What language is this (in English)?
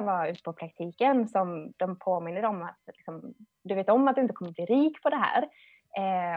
Swedish